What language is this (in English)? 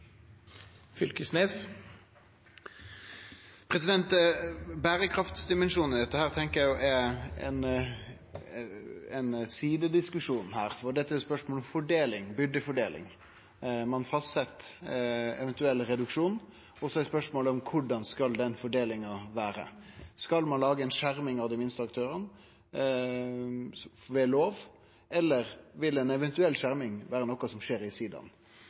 Norwegian Nynorsk